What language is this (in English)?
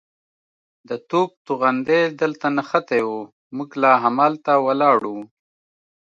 Pashto